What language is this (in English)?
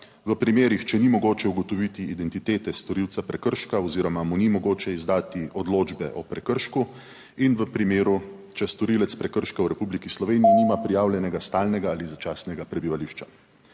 Slovenian